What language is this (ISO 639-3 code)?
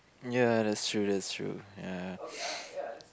eng